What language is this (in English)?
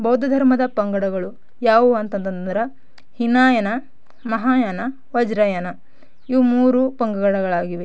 Kannada